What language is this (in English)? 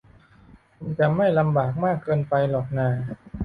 Thai